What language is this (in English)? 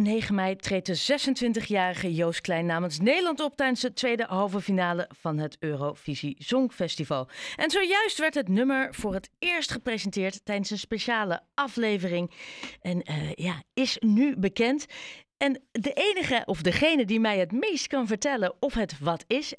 Dutch